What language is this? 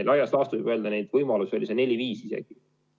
Estonian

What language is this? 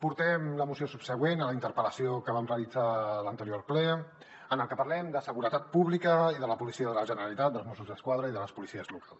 Catalan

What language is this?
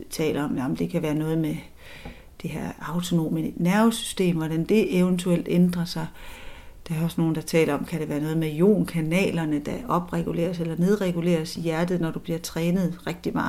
Danish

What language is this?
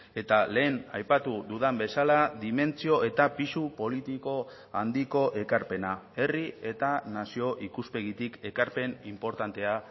Basque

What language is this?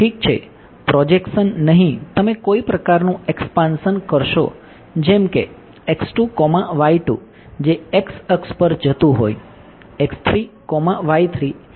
Gujarati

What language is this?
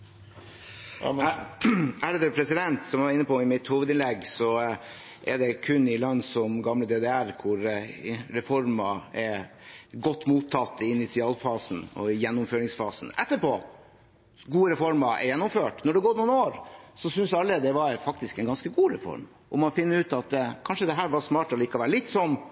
Norwegian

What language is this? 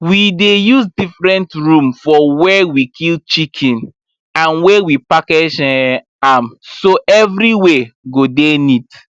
Nigerian Pidgin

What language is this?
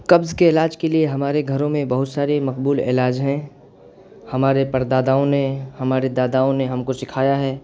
Urdu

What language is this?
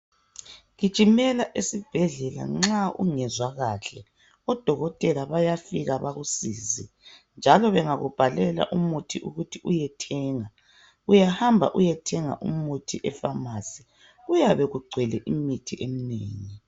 North Ndebele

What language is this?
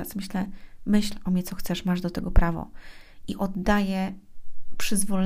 Polish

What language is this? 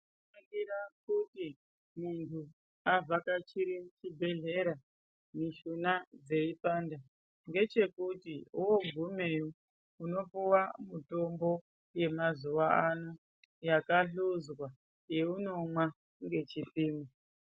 Ndau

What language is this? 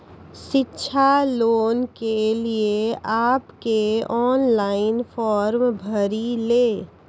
Maithili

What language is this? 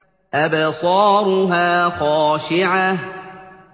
Arabic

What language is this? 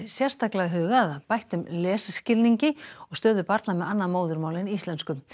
Icelandic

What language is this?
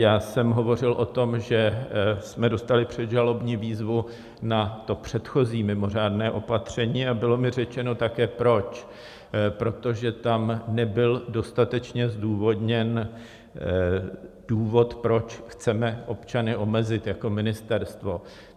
Czech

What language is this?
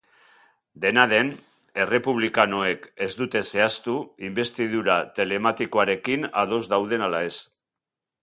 Basque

